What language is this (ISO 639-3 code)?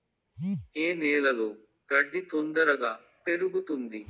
tel